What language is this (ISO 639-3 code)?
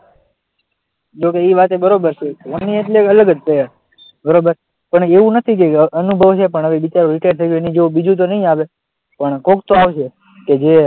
guj